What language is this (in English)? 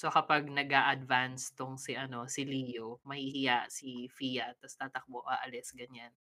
Filipino